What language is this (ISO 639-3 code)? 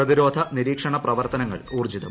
mal